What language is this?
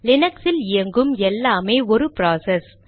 Tamil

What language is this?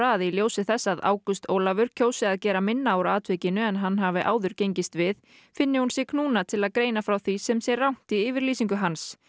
Icelandic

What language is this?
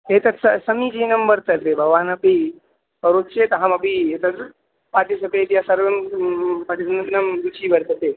Sanskrit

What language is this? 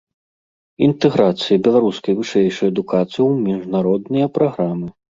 Belarusian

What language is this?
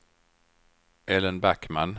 Swedish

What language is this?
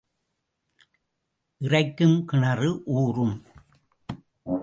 Tamil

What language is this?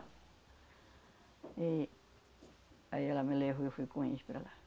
Portuguese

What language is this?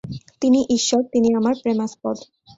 Bangla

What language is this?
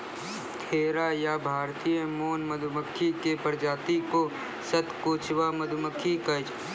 Maithili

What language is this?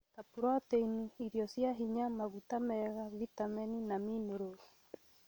Kikuyu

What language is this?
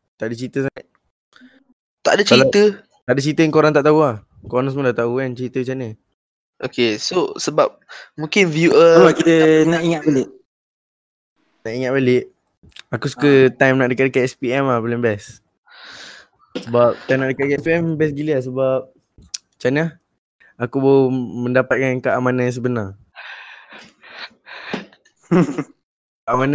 Malay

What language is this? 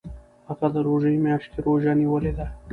Pashto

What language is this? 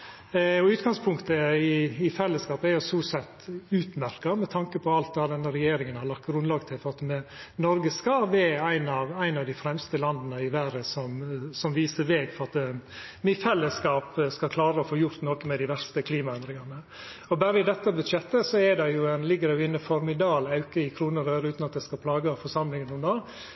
Norwegian Nynorsk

